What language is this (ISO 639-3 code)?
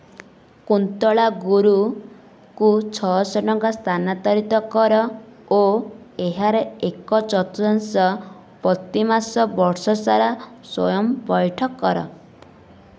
ori